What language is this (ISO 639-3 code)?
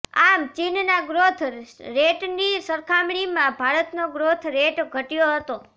guj